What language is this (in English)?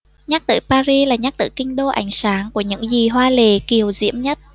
Vietnamese